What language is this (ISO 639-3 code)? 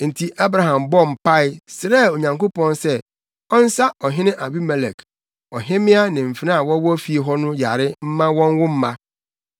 aka